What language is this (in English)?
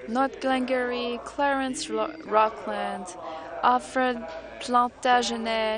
French